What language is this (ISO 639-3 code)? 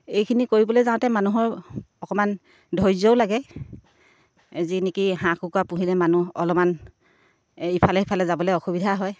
asm